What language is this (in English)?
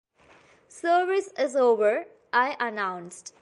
English